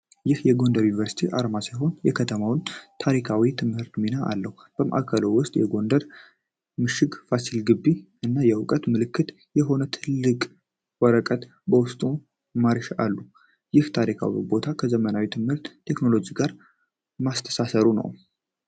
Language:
Amharic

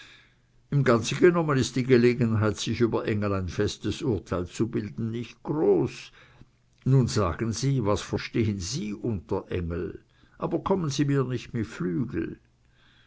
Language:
German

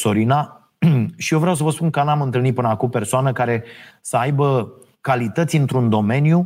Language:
Romanian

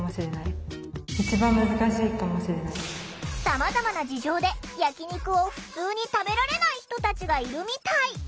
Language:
Japanese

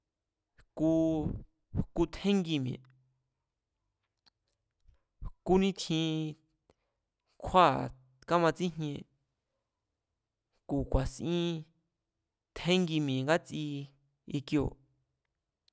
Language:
Mazatlán Mazatec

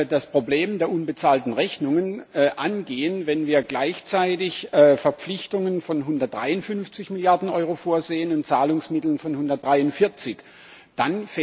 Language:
German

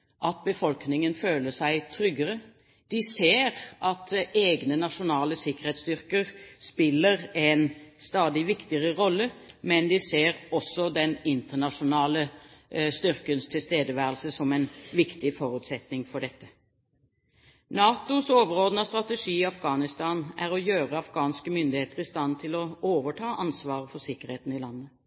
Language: Norwegian Bokmål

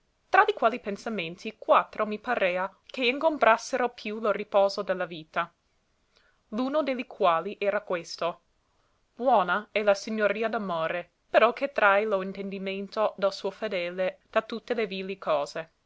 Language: Italian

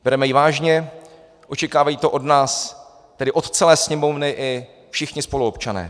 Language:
Czech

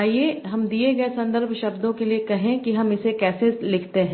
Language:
Hindi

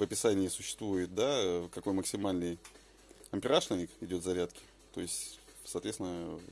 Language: Russian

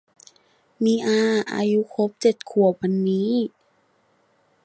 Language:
Thai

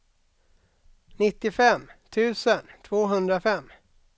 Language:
Swedish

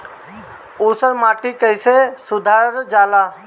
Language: Bhojpuri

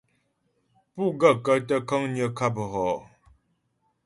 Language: Ghomala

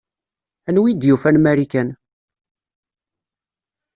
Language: Kabyle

